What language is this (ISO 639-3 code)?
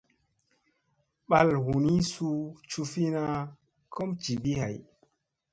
mse